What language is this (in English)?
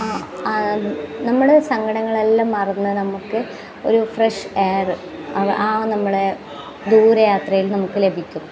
Malayalam